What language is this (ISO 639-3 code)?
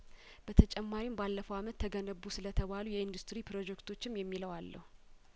amh